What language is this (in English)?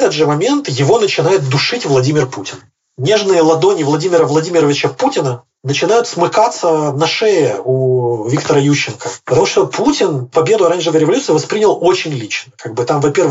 Russian